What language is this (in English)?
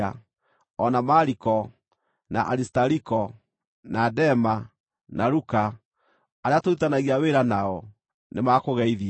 Kikuyu